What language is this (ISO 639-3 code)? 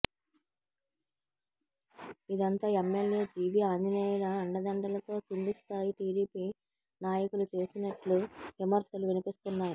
tel